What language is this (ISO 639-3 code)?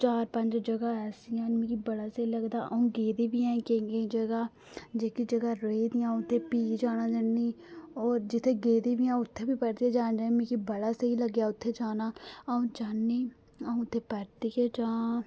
doi